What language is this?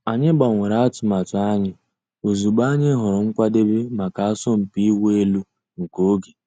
Igbo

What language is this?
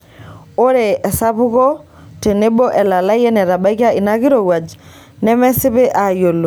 Masai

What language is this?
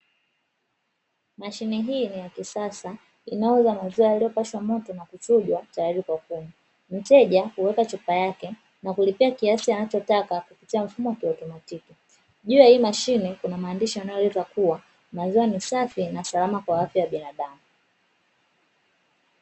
Swahili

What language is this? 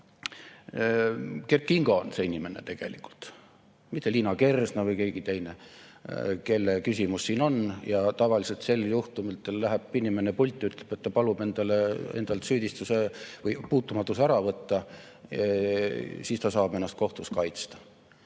Estonian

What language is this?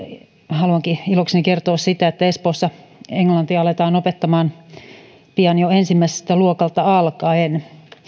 Finnish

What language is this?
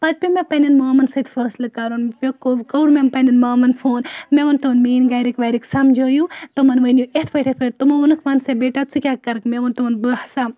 Kashmiri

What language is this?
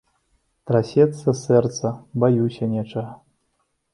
Belarusian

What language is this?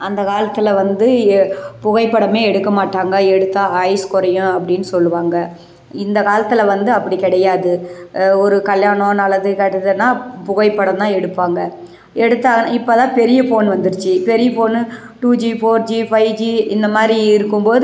Tamil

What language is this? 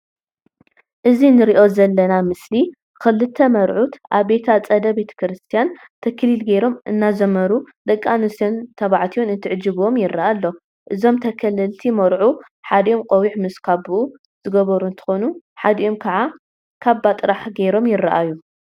Tigrinya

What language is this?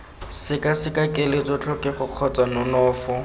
Tswana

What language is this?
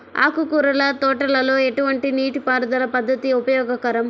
Telugu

